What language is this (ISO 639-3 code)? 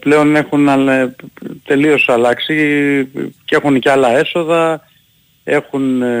ell